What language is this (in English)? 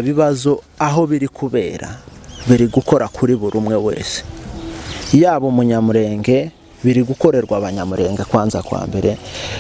Korean